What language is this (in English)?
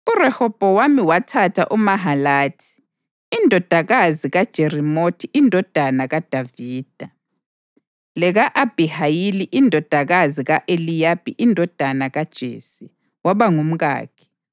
North Ndebele